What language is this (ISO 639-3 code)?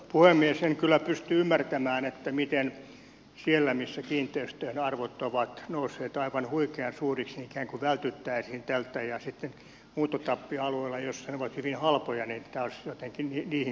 fin